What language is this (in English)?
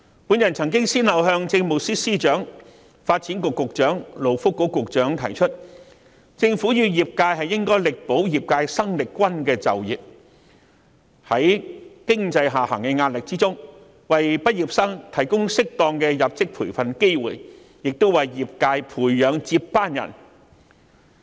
Cantonese